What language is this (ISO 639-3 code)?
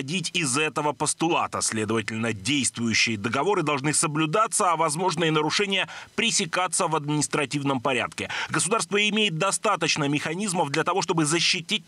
rus